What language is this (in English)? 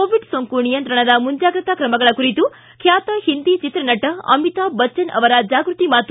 Kannada